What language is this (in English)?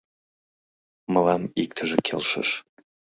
Mari